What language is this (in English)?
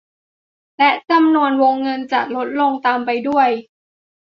Thai